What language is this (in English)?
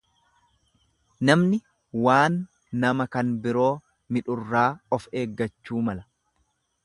Oromo